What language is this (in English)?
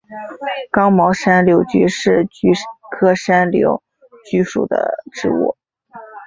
Chinese